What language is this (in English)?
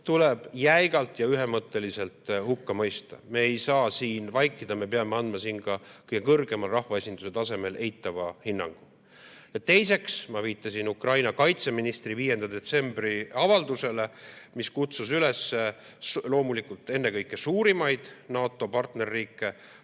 Estonian